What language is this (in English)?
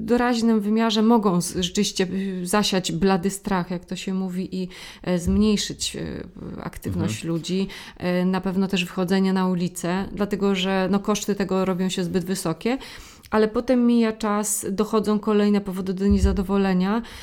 Polish